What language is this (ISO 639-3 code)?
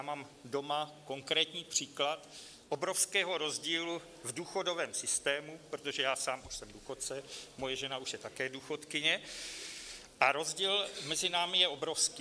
ces